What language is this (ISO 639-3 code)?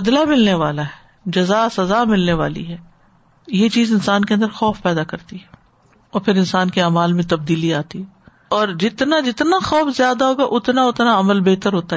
urd